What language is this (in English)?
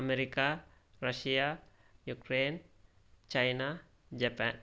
Sanskrit